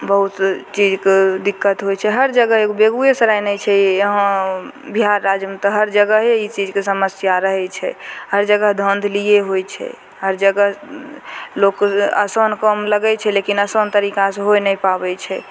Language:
Maithili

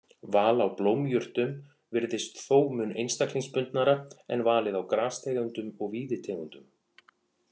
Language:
Icelandic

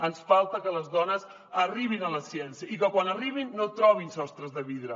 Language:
Catalan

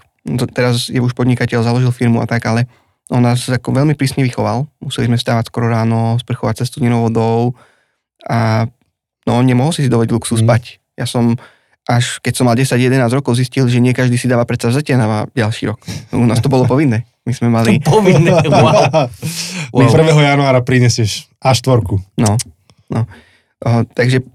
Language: Slovak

